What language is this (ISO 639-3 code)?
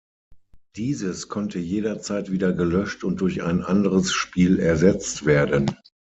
deu